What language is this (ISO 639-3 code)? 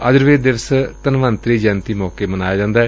pan